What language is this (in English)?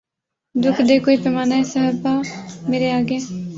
Urdu